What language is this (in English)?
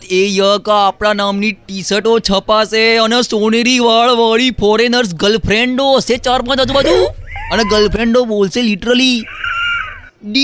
Gujarati